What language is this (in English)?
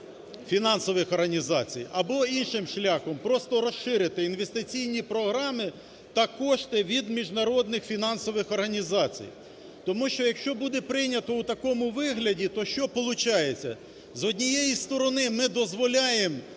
Ukrainian